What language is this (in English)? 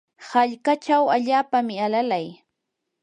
Yanahuanca Pasco Quechua